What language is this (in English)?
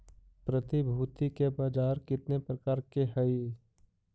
Magahi